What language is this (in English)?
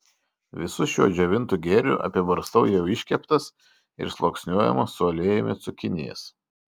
Lithuanian